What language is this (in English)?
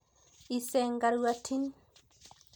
Masai